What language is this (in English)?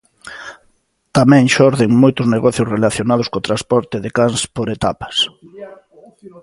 Galician